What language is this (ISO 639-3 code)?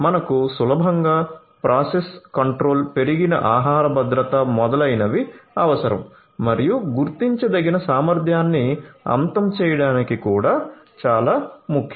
tel